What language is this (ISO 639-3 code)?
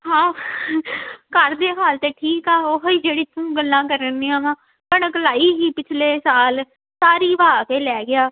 pan